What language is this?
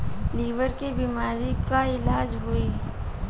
Bhojpuri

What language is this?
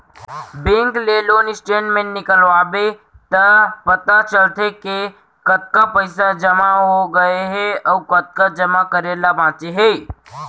Chhattisgarhi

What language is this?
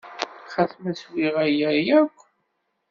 Kabyle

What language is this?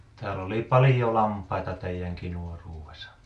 Finnish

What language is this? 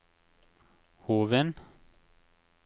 Norwegian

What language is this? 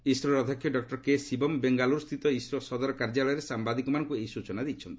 Odia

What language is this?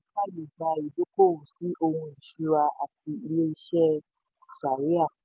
Yoruba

